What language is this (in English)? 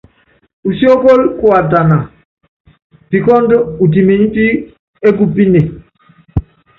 Yangben